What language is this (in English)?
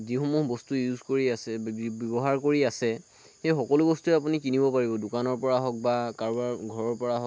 Assamese